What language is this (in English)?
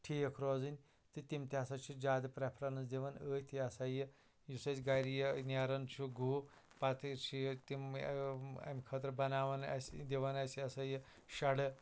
Kashmiri